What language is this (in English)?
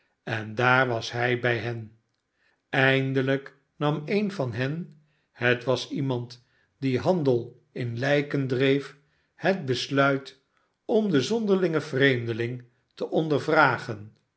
Dutch